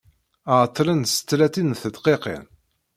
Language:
Kabyle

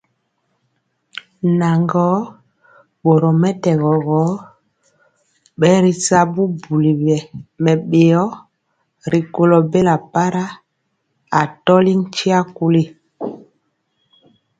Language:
Mpiemo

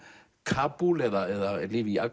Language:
Icelandic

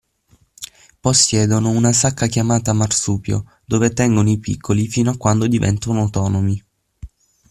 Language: Italian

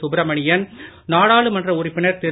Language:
Tamil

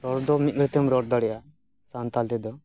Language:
Santali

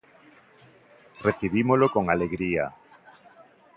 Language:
Galician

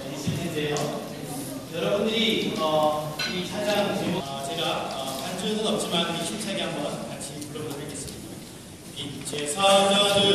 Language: Korean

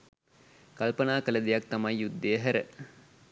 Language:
Sinhala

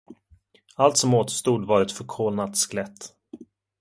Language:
Swedish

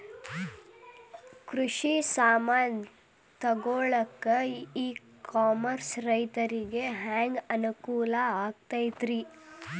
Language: Kannada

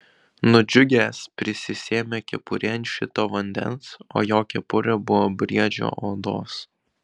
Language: Lithuanian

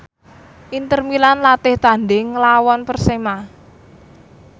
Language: Javanese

